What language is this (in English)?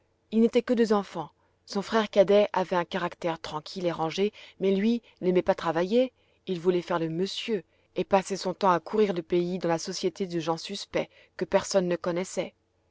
French